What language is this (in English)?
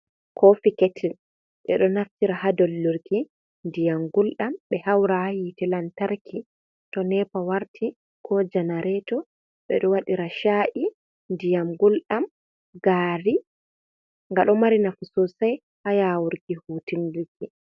Fula